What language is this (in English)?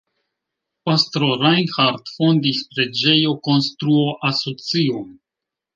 Esperanto